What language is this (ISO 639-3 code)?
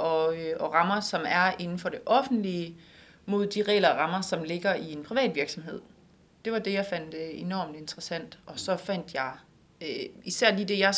dan